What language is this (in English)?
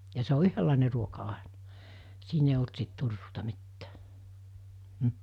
Finnish